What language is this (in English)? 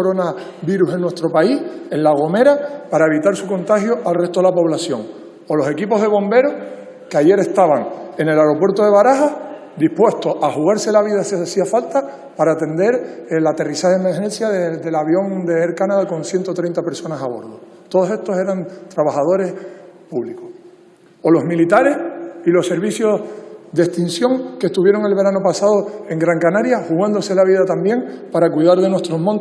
Spanish